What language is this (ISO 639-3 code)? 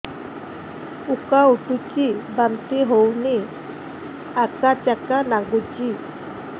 ori